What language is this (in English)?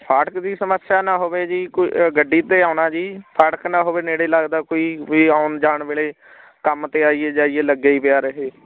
Punjabi